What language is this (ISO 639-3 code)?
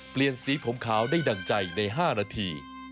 tha